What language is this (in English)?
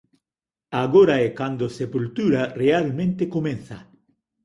Galician